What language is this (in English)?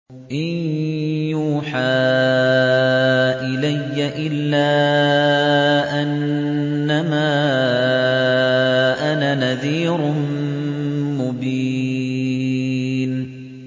Arabic